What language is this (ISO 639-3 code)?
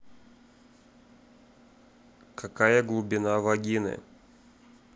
rus